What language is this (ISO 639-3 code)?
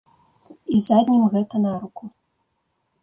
bel